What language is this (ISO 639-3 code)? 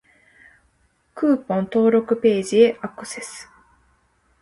jpn